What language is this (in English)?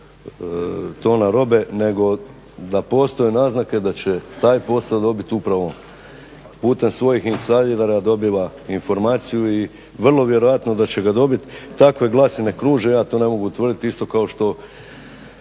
Croatian